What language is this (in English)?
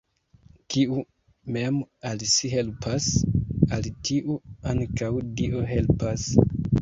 Esperanto